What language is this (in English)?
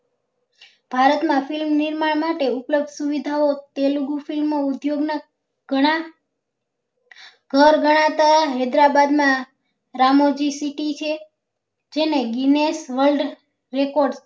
Gujarati